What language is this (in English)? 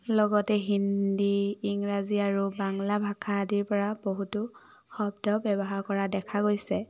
Assamese